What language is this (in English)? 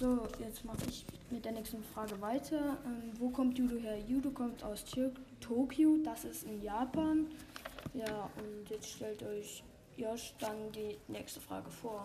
German